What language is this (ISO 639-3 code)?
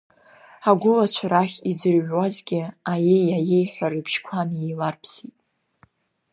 abk